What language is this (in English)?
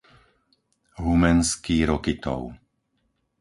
Slovak